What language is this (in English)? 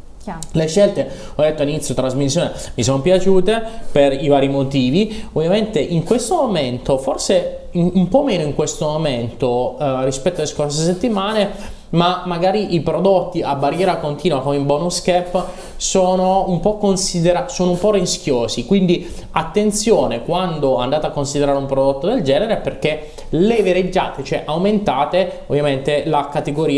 Italian